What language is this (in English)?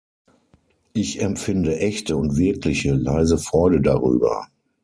German